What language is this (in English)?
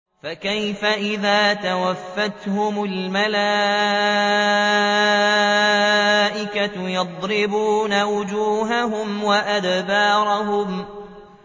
Arabic